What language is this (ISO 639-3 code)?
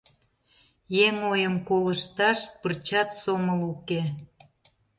chm